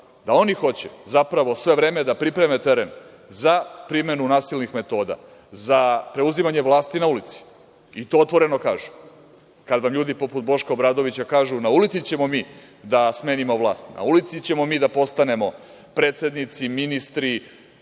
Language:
Serbian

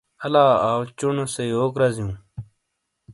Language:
Shina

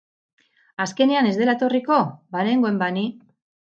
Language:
Basque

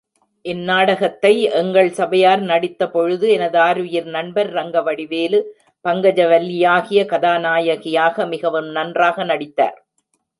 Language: Tamil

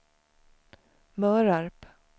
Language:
Swedish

